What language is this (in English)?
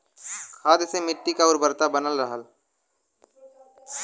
Bhojpuri